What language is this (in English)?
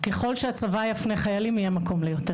Hebrew